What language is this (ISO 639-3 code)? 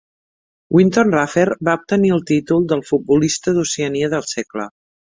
cat